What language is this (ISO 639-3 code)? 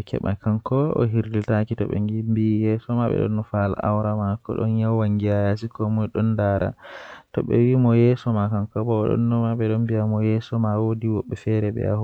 fuh